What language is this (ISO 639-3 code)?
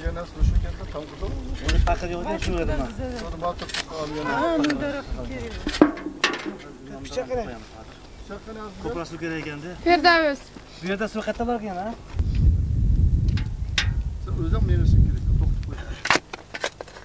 tur